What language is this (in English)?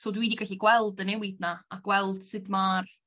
Welsh